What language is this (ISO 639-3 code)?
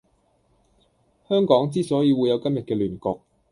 yue